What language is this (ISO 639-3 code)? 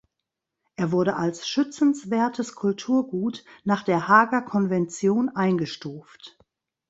deu